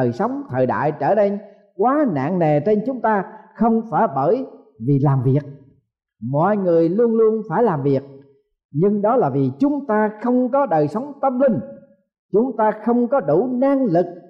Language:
Vietnamese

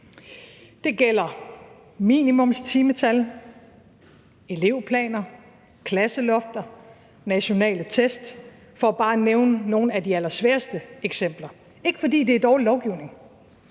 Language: Danish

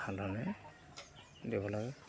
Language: Assamese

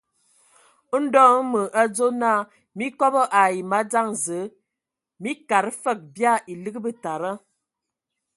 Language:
Ewondo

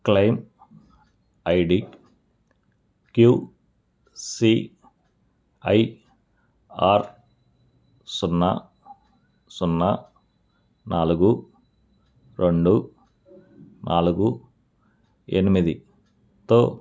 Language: Telugu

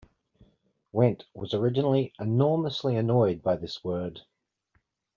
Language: English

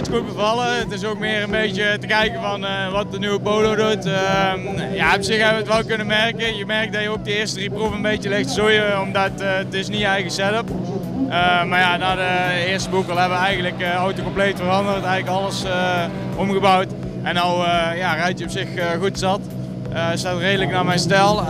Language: Dutch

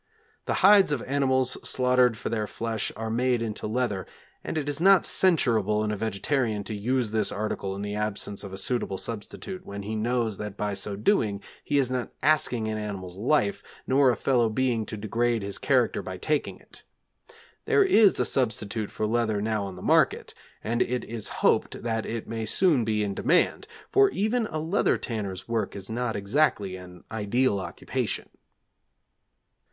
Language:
English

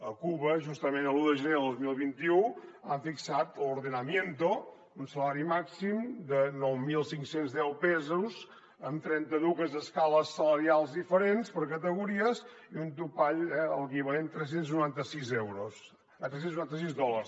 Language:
Catalan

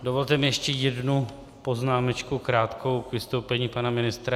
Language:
Czech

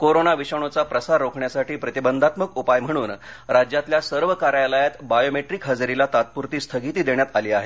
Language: Marathi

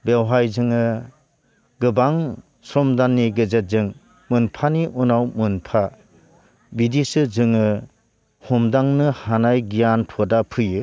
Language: Bodo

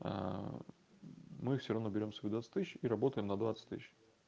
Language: Russian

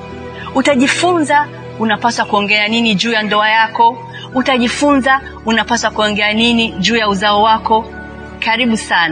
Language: Swahili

